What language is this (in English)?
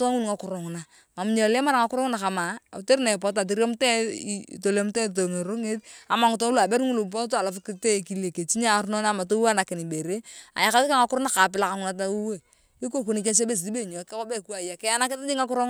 Turkana